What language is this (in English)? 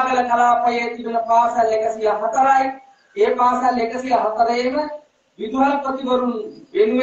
Turkish